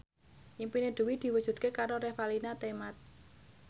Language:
Javanese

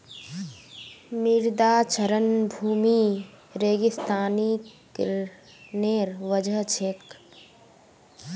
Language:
Magahi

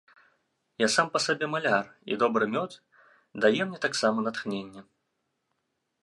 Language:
Belarusian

